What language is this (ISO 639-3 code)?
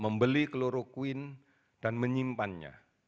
ind